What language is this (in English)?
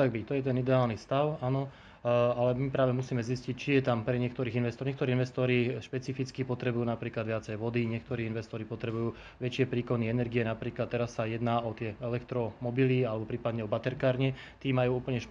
Slovak